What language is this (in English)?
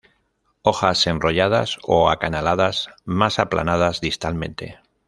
Spanish